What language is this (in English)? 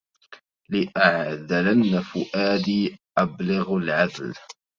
Arabic